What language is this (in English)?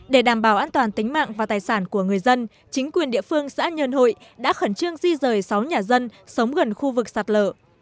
Vietnamese